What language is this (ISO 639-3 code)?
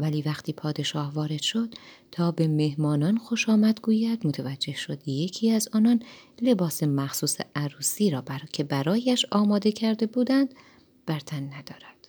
fas